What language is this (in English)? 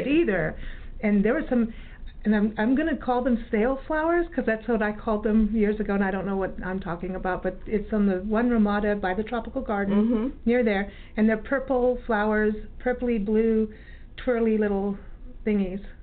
English